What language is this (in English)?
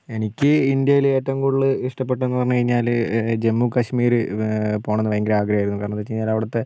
Malayalam